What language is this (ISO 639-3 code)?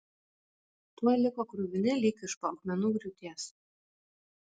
lit